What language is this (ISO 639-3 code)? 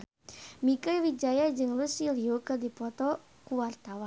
sun